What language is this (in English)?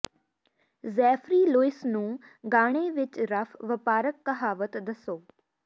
Punjabi